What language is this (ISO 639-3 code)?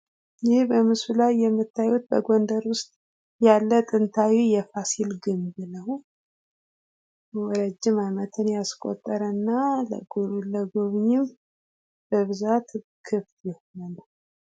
amh